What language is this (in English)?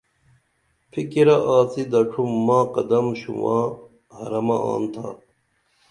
Dameli